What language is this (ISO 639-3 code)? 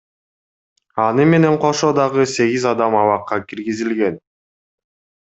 kir